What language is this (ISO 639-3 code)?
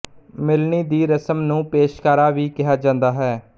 pan